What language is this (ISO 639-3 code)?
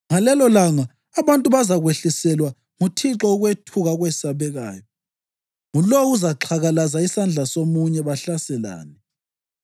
nde